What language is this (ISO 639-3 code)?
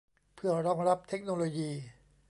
tha